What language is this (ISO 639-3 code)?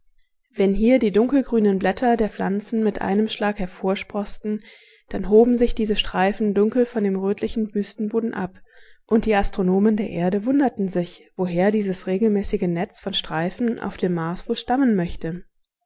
deu